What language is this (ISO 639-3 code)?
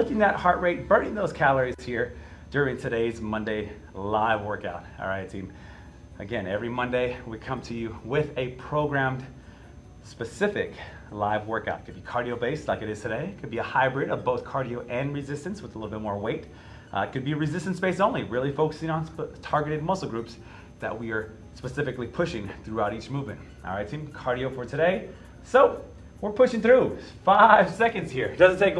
eng